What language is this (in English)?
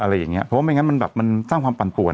Thai